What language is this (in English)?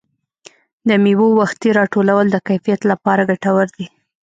Pashto